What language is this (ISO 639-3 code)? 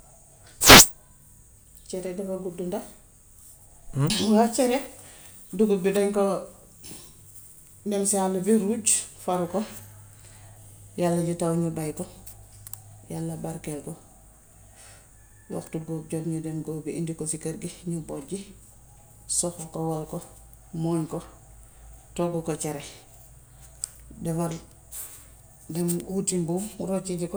wof